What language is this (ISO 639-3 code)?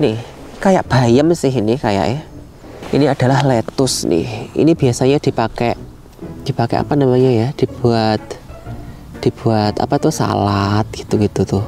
ind